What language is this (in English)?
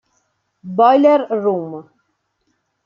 Italian